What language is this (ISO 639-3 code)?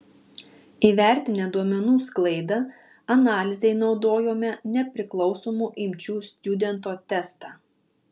lit